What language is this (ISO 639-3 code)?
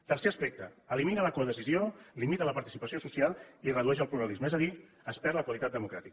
cat